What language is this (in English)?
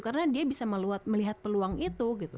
Indonesian